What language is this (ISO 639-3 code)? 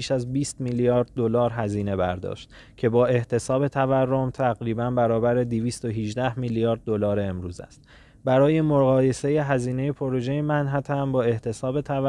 fas